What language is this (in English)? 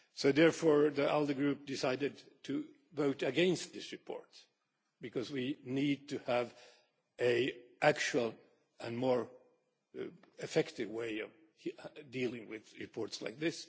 English